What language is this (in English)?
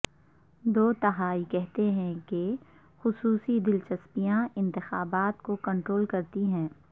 Urdu